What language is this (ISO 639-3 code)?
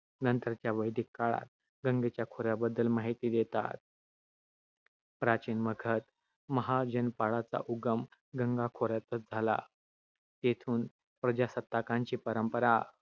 mar